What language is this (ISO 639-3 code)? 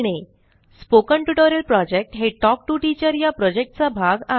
mar